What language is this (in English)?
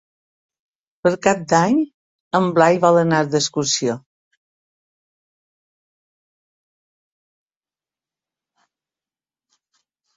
Catalan